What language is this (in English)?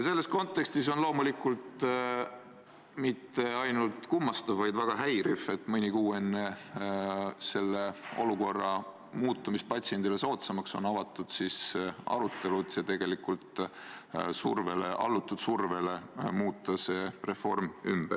Estonian